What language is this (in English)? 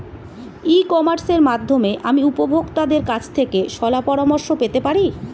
Bangla